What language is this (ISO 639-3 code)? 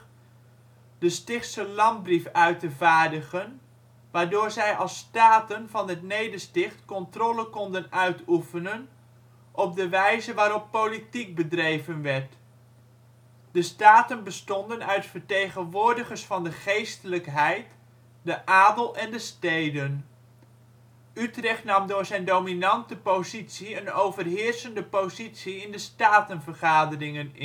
nld